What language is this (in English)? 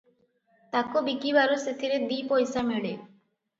Odia